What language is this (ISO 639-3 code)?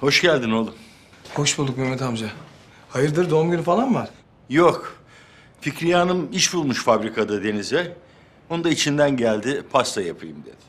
tur